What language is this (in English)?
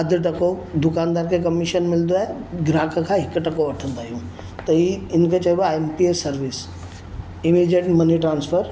Sindhi